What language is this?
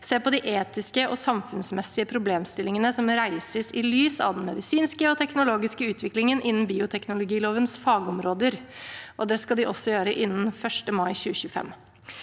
Norwegian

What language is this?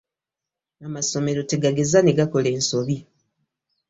Ganda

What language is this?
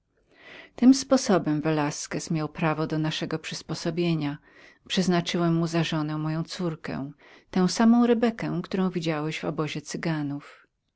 Polish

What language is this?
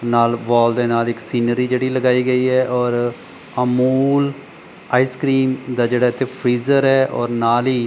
Punjabi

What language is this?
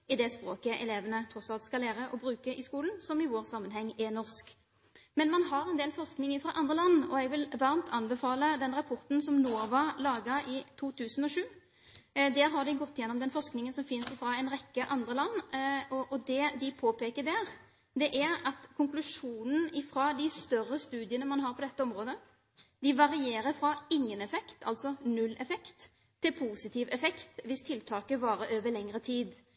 Norwegian Bokmål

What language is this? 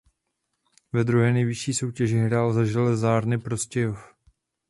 Czech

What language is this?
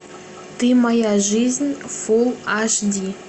Russian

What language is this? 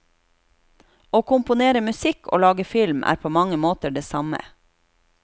Norwegian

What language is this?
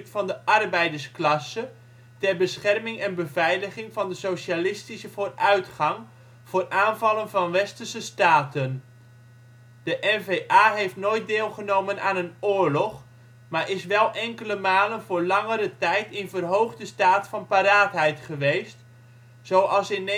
Dutch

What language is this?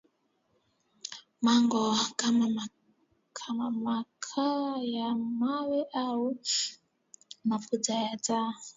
Swahili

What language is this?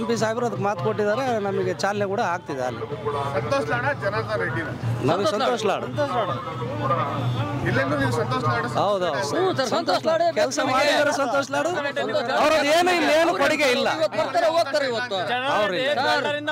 Arabic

